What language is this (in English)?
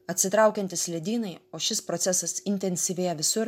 Lithuanian